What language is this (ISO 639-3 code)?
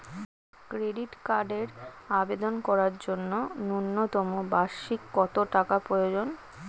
ben